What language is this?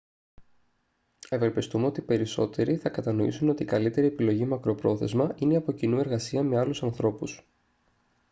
Greek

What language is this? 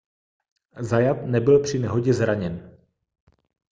Czech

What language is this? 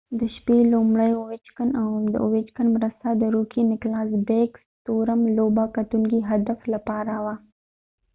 Pashto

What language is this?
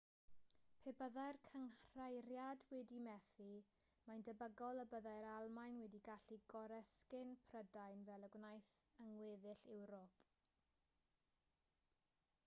Welsh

